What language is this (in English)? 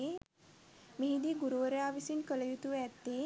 Sinhala